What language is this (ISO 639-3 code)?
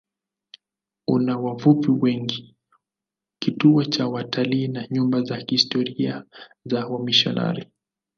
swa